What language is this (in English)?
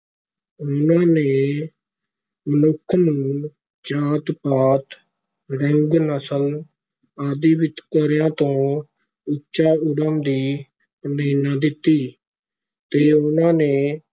Punjabi